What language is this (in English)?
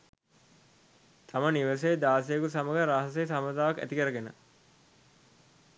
Sinhala